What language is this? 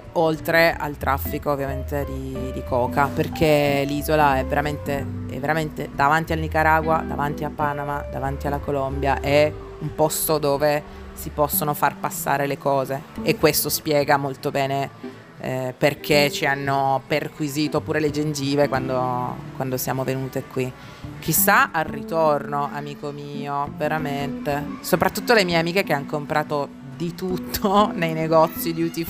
Italian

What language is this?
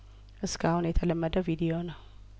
Amharic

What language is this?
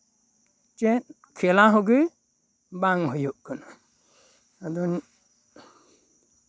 Santali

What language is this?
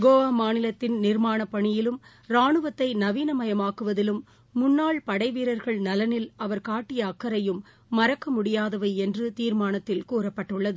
Tamil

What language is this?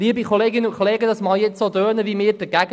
Swiss German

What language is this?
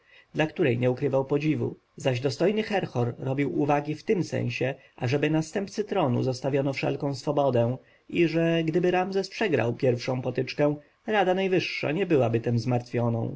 Polish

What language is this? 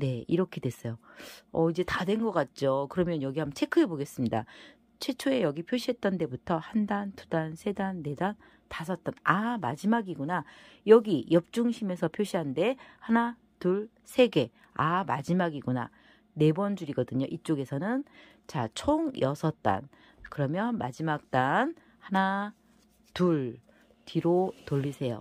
Korean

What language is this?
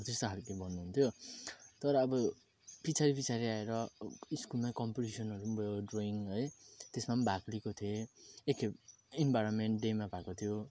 Nepali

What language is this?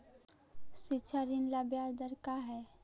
Magahi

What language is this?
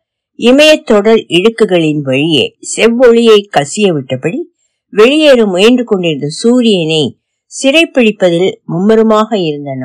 Tamil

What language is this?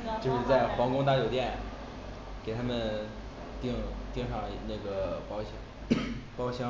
Chinese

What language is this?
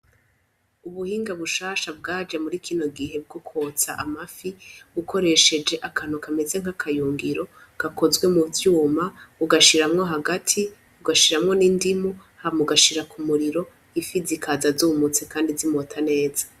Rundi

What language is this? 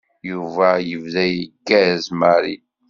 Kabyle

